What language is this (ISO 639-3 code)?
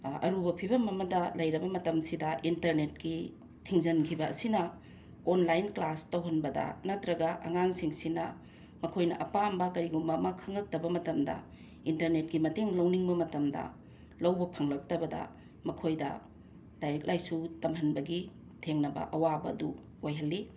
mni